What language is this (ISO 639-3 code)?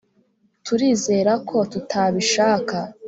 kin